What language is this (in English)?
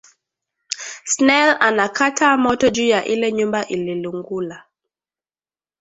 Swahili